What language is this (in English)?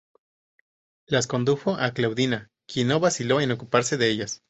Spanish